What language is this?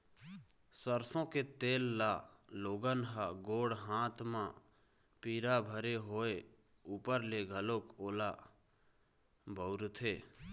Chhattisgarhi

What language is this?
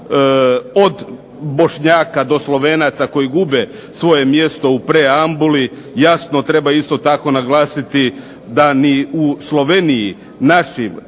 Croatian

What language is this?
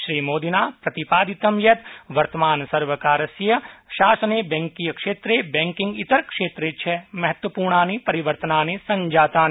Sanskrit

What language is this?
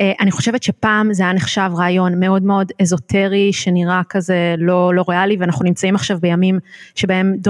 Hebrew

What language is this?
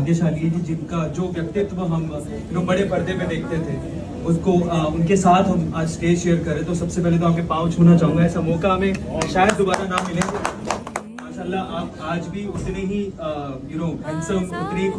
Hindi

